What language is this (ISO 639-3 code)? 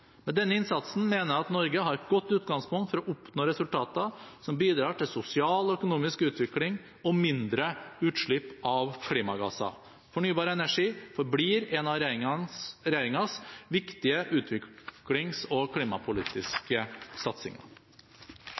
nob